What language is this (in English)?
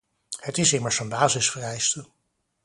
Dutch